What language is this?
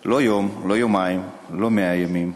Hebrew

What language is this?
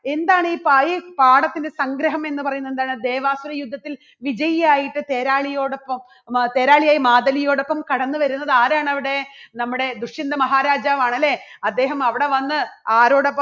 Malayalam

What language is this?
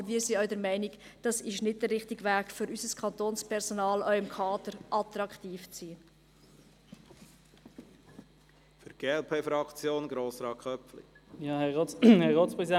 Swiss German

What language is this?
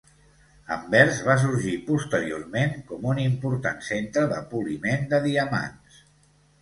Catalan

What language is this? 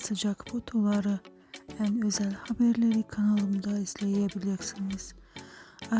Turkish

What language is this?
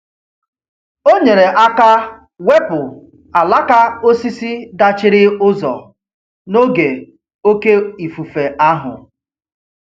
Igbo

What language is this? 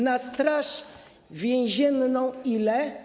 Polish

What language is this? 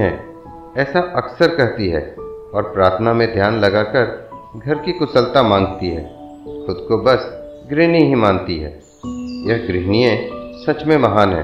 Hindi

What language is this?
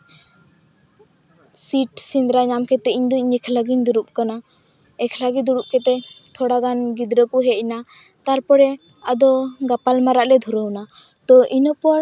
Santali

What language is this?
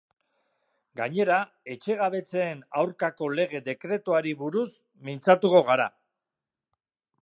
Basque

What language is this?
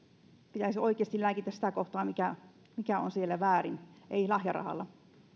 Finnish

